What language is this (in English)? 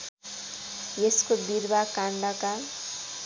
Nepali